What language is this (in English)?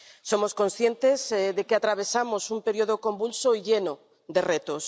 Spanish